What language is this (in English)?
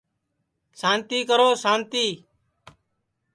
Sansi